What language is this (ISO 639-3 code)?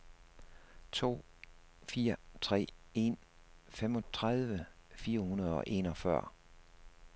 dan